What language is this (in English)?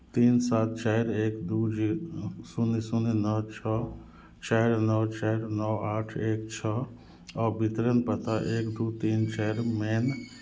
Maithili